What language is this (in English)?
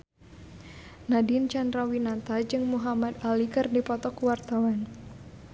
Sundanese